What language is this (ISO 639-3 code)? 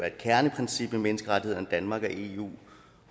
dan